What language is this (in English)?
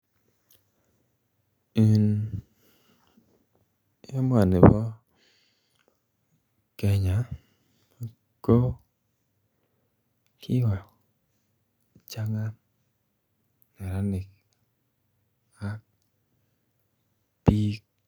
Kalenjin